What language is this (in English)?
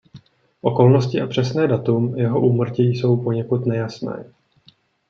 Czech